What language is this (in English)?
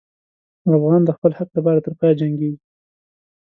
Pashto